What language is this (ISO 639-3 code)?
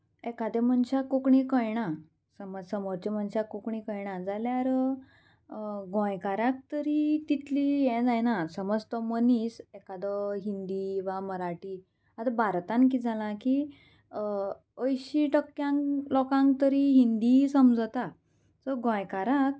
kok